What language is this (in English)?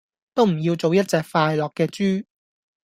Cantonese